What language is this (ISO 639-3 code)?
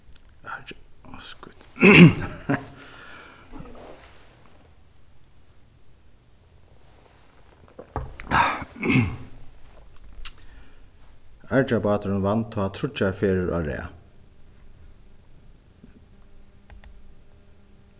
fao